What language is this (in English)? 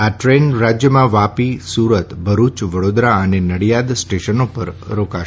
Gujarati